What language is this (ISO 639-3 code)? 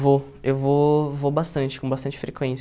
por